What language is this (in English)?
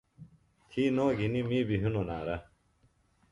Phalura